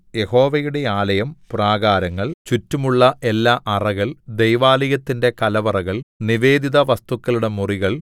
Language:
Malayalam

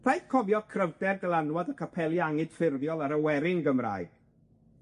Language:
Welsh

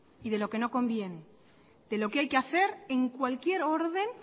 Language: Spanish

